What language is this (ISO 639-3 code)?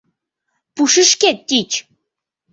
chm